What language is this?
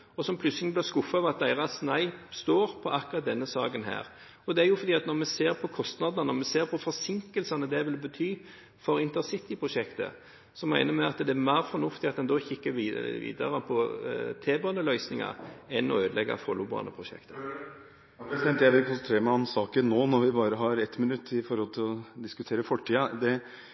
Norwegian Bokmål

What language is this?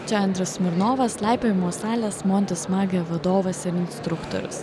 Lithuanian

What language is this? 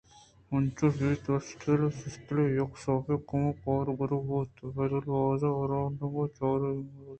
Eastern Balochi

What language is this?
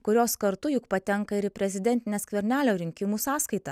Lithuanian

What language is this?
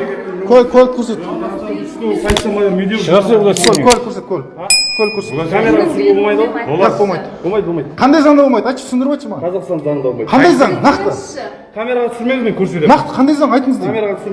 Kazakh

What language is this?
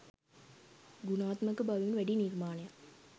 Sinhala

